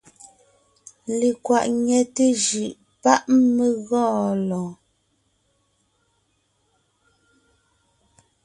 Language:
Ngiemboon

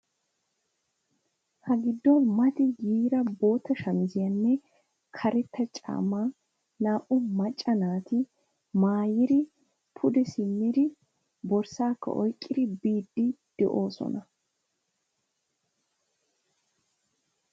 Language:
Wolaytta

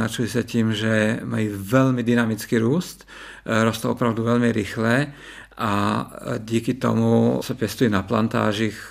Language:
Czech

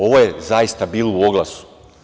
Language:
Serbian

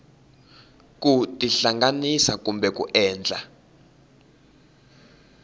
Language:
Tsonga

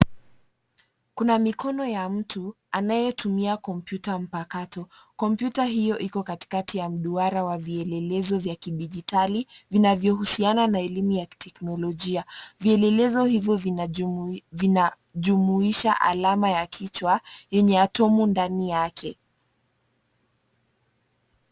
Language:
Swahili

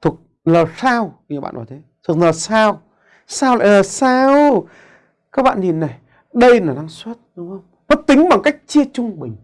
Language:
Vietnamese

